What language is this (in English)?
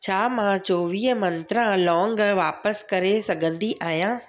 Sindhi